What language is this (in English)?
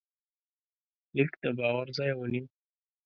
Pashto